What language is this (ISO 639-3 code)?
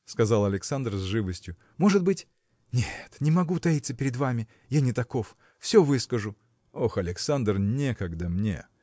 rus